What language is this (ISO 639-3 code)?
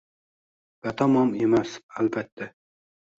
uzb